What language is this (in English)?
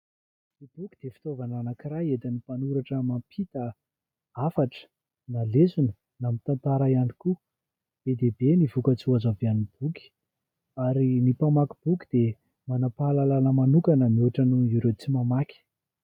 Malagasy